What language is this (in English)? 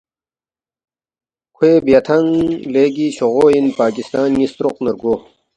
Balti